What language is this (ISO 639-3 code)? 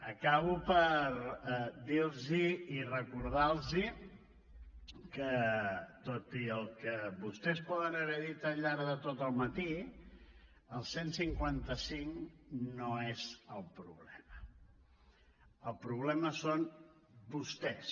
cat